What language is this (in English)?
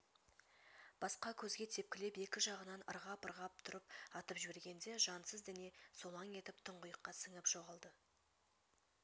Kazakh